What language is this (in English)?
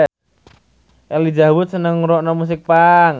Javanese